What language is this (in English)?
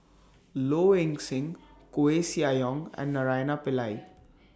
English